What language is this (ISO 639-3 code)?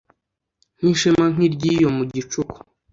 kin